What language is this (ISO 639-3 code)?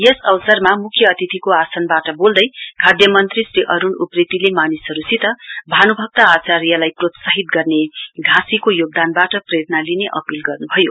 nep